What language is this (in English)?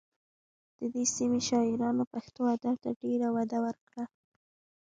Pashto